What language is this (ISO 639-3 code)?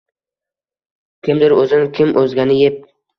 uzb